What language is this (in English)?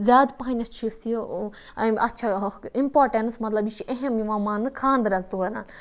Kashmiri